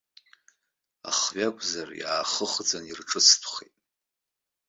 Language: Abkhazian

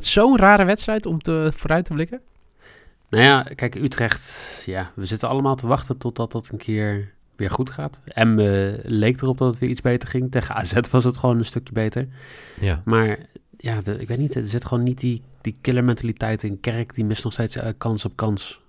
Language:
Dutch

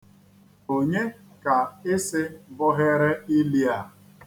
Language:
Igbo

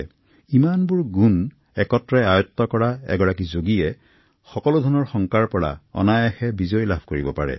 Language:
Assamese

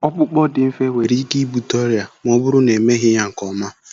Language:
Igbo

